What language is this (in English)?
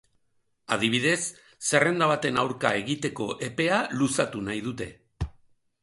Basque